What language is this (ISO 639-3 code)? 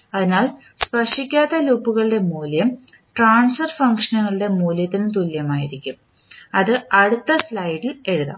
mal